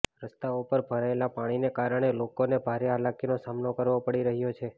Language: Gujarati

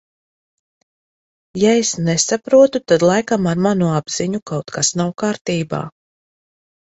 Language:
Latvian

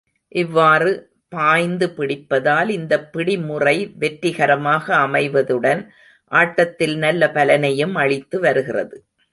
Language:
Tamil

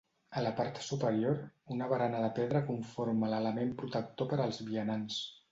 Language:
Catalan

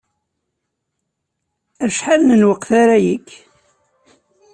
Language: Kabyle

